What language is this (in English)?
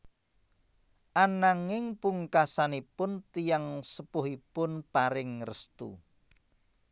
Javanese